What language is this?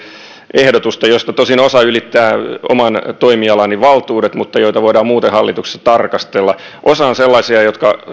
Finnish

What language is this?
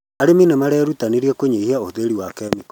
Kikuyu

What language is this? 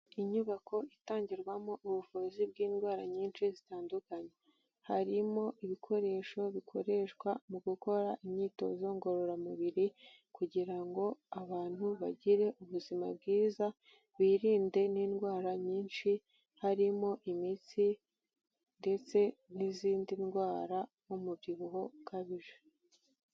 Kinyarwanda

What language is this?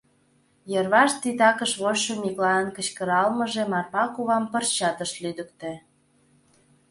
Mari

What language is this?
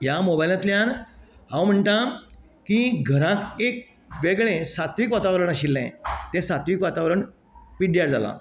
Konkani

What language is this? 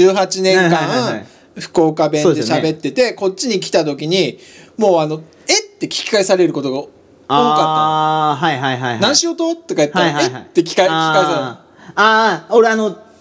Japanese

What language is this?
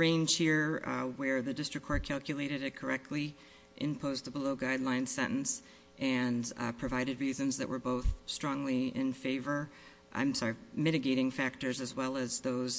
English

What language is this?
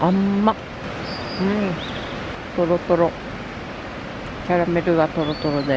Japanese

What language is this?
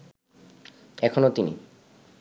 Bangla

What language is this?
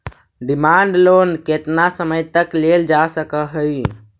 Magahi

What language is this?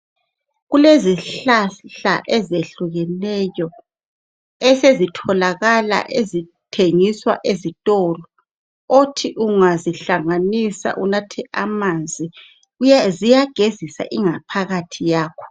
North Ndebele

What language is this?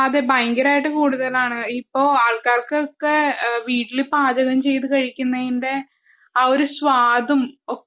Malayalam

